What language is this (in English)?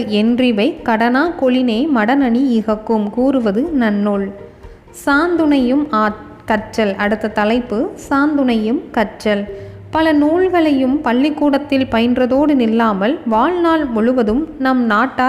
Tamil